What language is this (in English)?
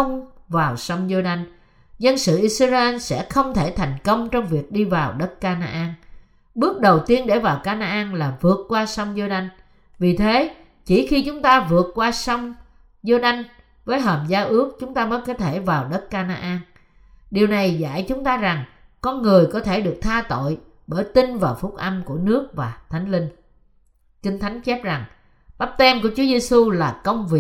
Vietnamese